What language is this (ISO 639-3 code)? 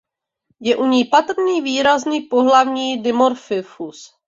ces